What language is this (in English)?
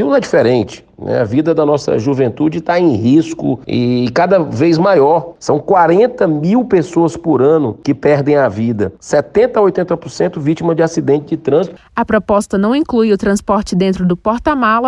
Portuguese